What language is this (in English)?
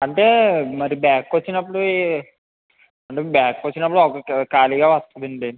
Telugu